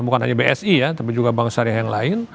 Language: Indonesian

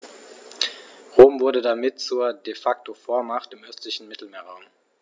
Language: German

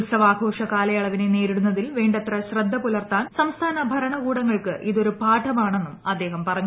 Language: Malayalam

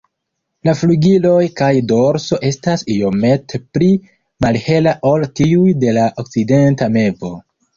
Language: Esperanto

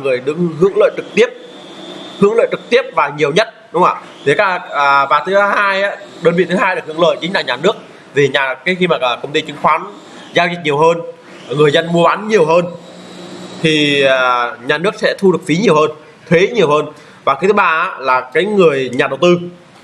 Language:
Vietnamese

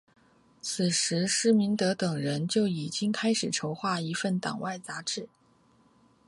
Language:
Chinese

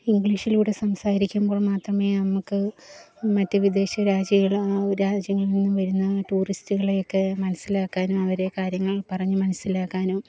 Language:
Malayalam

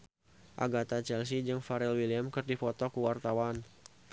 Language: Sundanese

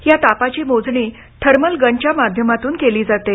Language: Marathi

